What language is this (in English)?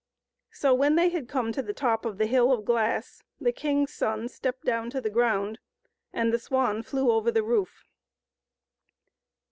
English